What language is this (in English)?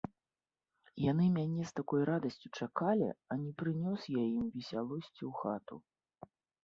Belarusian